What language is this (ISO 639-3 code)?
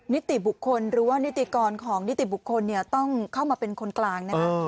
tha